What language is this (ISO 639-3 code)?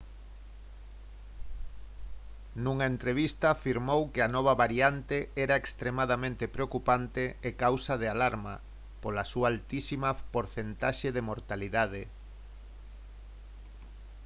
glg